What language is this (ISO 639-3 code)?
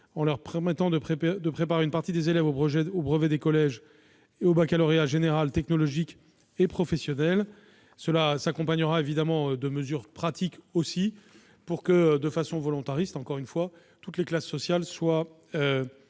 fra